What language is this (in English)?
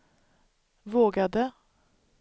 Swedish